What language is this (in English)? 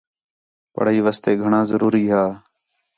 Khetrani